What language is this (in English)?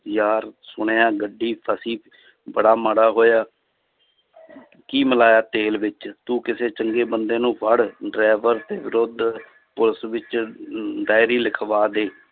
Punjabi